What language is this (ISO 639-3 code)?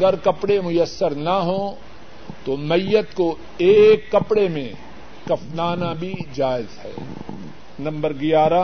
urd